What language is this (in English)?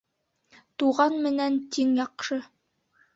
Bashkir